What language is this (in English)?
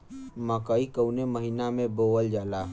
Bhojpuri